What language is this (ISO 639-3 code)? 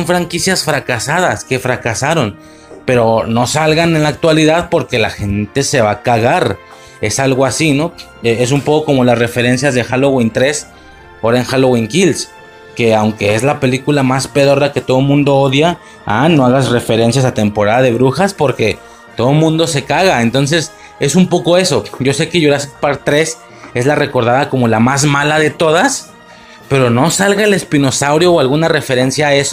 spa